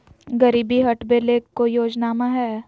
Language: Magahi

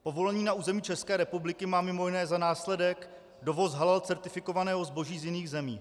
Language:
Czech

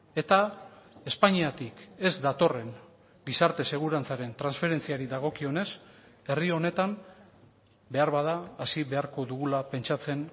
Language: Basque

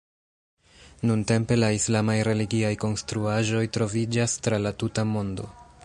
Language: Esperanto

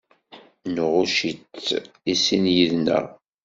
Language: Kabyle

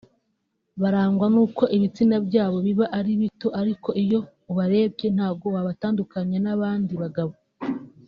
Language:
Kinyarwanda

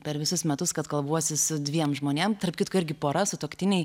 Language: Lithuanian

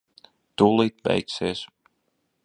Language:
Latvian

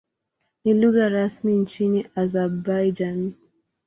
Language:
Swahili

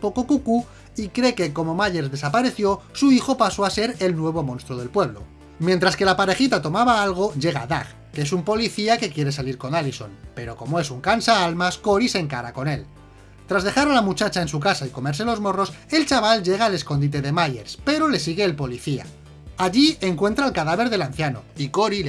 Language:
Spanish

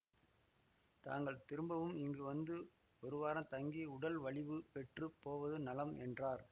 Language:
Tamil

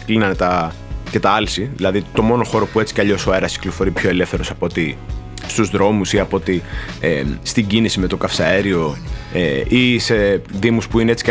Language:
Greek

